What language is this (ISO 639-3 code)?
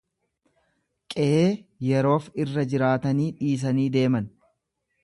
orm